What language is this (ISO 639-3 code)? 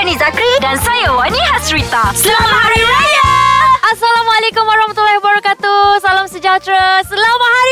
msa